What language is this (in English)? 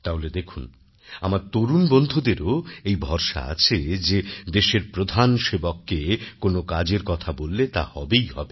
Bangla